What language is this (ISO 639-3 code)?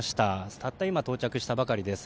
jpn